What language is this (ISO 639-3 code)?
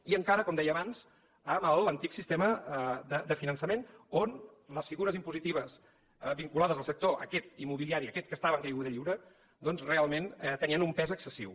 cat